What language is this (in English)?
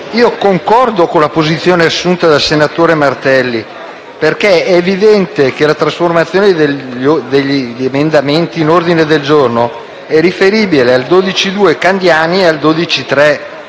Italian